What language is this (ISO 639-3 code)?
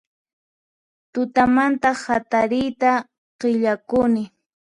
qxp